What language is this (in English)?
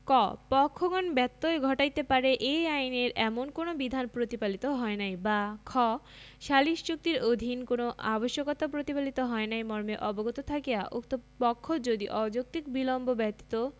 Bangla